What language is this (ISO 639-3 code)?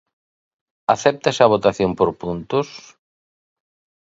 glg